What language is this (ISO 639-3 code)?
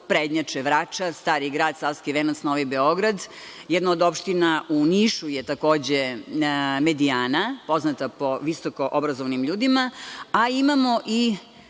srp